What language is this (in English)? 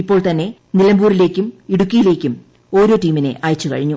Malayalam